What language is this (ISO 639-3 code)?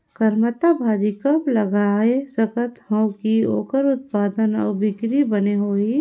hne